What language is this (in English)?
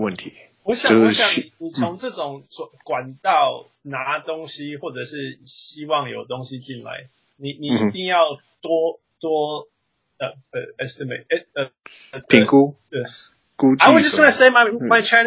Chinese